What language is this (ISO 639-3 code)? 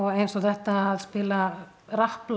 isl